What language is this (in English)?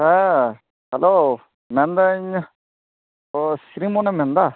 Santali